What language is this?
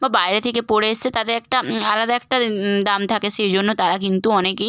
Bangla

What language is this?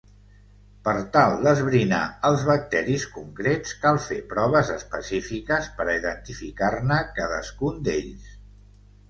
Catalan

